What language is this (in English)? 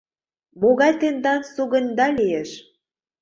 Mari